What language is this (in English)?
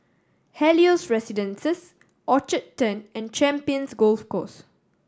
English